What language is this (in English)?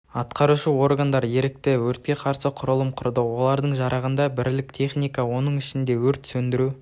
Kazakh